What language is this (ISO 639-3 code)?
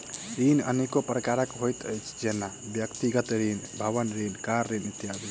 mai